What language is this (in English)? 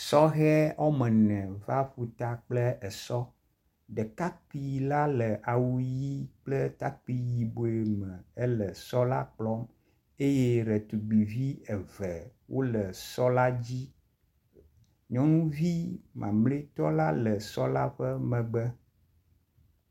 Ewe